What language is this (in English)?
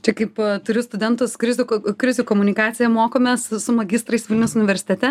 Lithuanian